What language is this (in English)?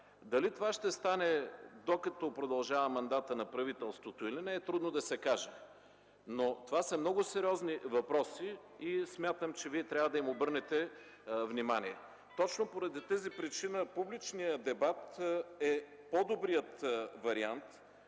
Bulgarian